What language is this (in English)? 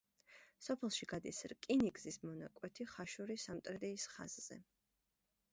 Georgian